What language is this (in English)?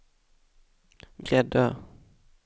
Swedish